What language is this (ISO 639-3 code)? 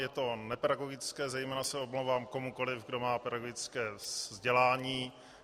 ces